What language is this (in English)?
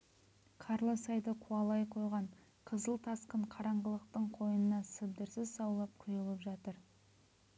Kazakh